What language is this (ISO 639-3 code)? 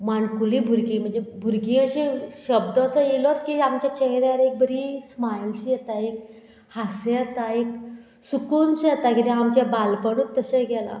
kok